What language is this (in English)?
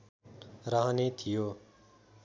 Nepali